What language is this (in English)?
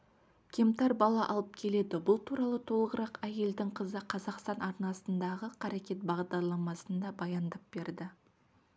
Kazakh